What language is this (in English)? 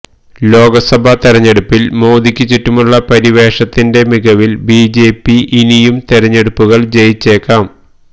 Malayalam